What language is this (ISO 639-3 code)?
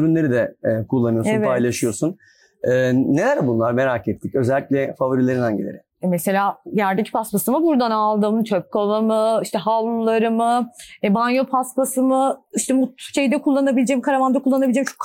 tur